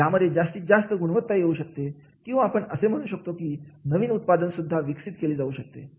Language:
Marathi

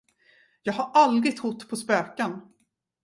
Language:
Swedish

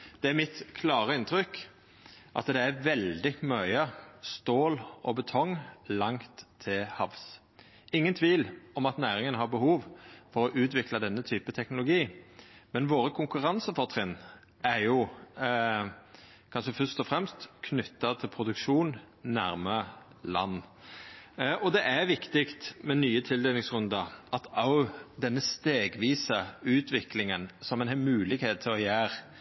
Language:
Norwegian Nynorsk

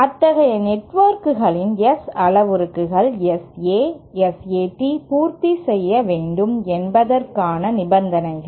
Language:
Tamil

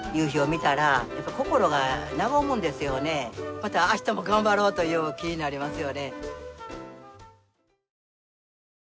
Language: Japanese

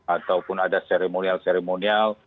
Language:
Indonesian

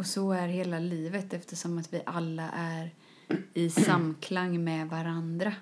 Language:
Swedish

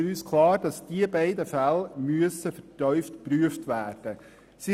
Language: Swiss German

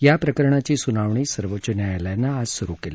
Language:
Marathi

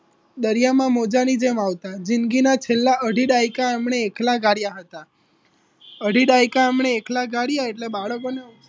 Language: Gujarati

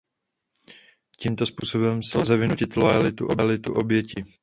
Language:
Czech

